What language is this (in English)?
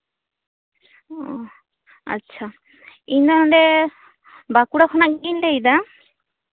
Santali